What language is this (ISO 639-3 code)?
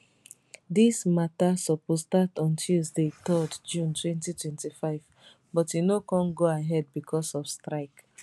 pcm